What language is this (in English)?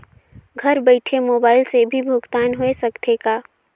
Chhattisgarhi